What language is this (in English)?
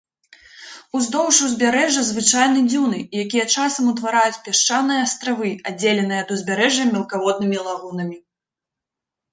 Belarusian